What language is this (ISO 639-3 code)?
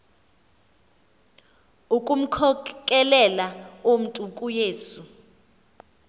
xho